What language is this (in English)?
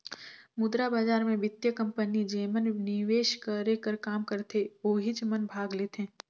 Chhattisgarhi